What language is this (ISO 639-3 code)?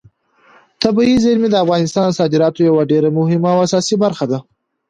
pus